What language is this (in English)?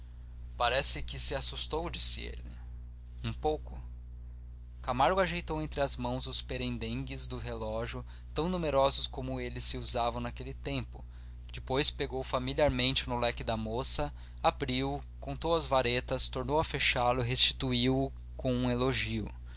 Portuguese